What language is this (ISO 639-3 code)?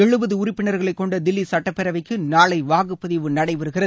tam